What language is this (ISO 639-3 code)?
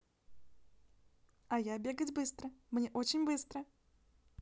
rus